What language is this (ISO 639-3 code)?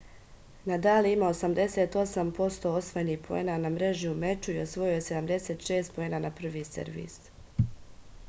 srp